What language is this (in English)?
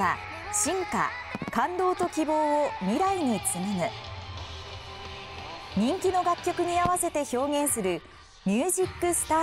Japanese